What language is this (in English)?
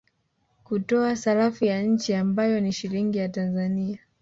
Swahili